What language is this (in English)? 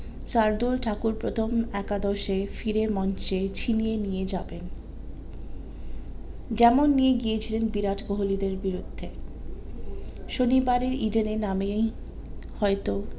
Bangla